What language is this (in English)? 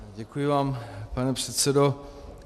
Czech